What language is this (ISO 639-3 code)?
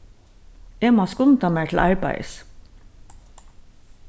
fao